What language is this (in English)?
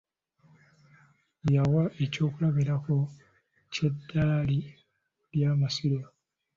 Ganda